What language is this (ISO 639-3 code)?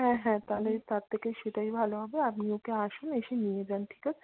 ben